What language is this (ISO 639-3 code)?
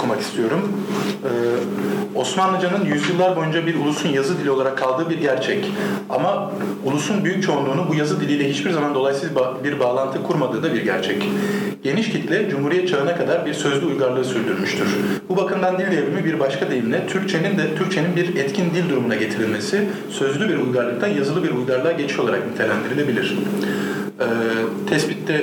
tur